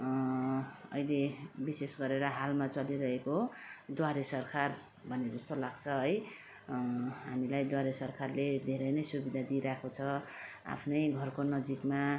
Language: Nepali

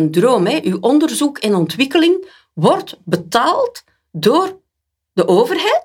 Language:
Dutch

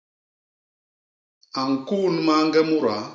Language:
Basaa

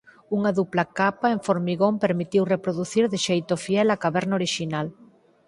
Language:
Galician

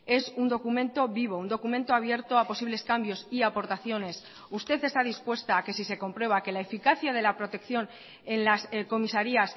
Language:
Spanish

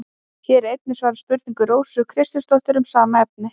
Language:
Icelandic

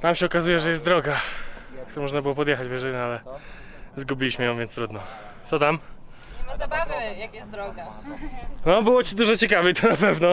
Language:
Polish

